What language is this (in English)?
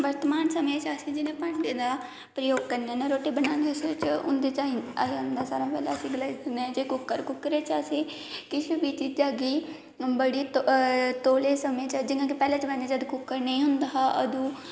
Dogri